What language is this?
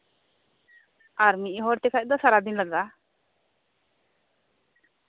Santali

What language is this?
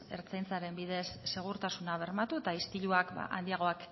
Basque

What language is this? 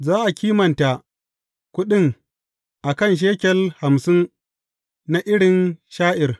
Hausa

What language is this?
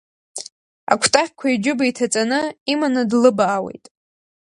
Abkhazian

